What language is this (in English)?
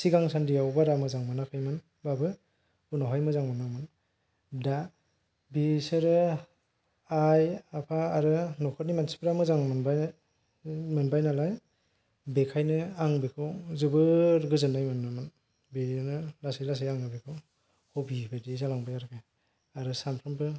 Bodo